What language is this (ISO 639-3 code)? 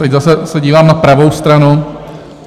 ces